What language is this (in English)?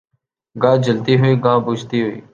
Urdu